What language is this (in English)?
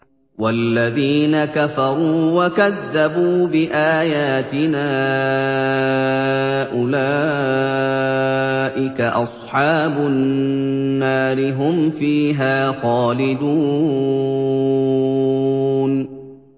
Arabic